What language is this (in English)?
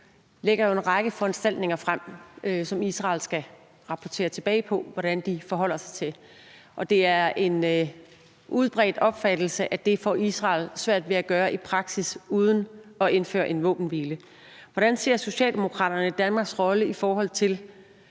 Danish